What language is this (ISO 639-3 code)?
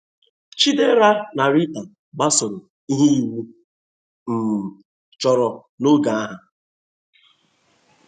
ibo